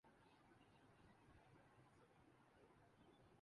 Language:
Urdu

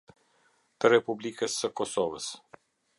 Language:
Albanian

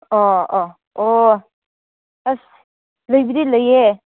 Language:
Manipuri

